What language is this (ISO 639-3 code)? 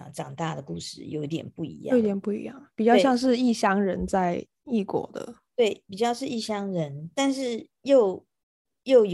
zho